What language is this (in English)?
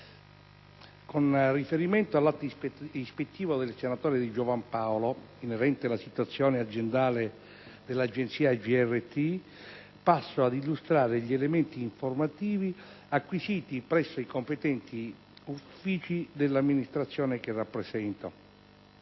Italian